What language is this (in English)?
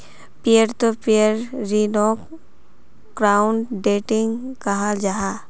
Magahi